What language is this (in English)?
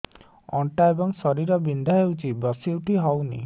Odia